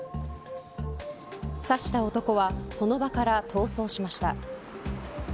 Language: Japanese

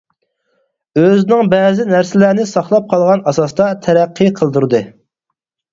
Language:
Uyghur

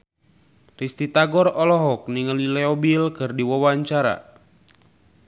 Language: Sundanese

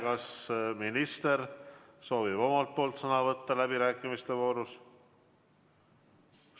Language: Estonian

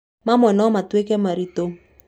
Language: Kikuyu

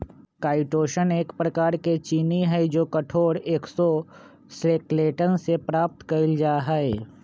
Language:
Magahi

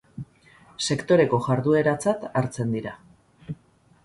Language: Basque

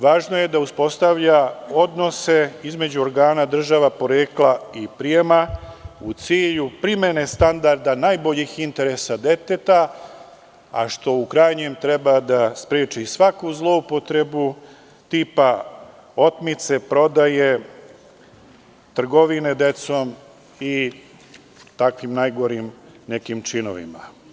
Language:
Serbian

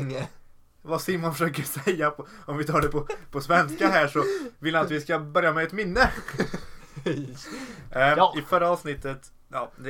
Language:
Swedish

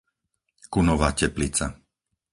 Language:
Slovak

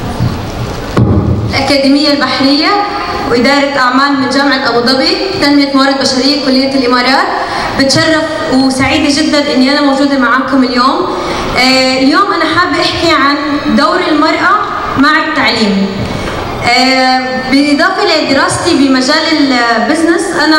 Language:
Arabic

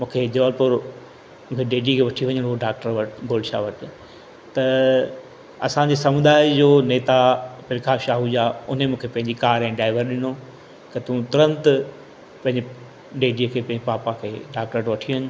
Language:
Sindhi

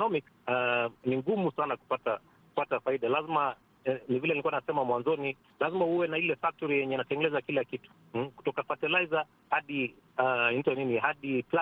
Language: Swahili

